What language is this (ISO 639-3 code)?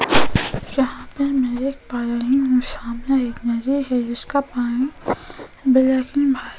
hin